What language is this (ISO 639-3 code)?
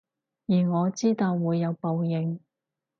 yue